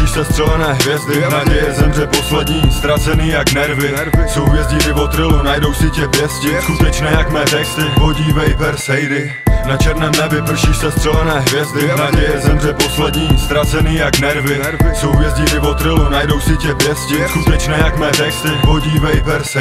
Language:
Czech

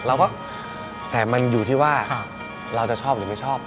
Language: Thai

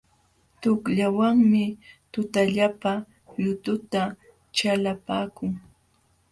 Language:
Jauja Wanca Quechua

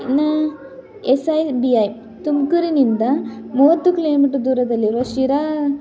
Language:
Kannada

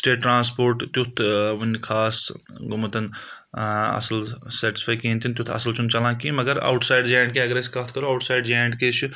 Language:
Kashmiri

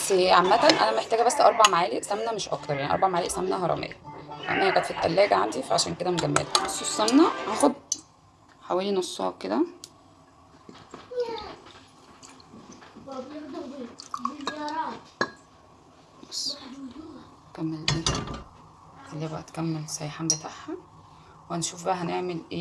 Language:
Arabic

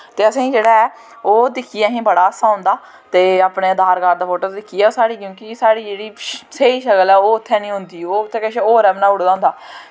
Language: Dogri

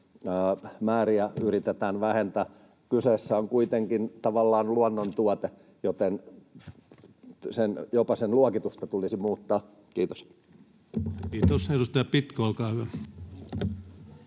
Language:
Finnish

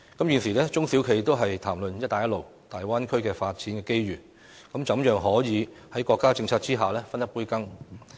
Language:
Cantonese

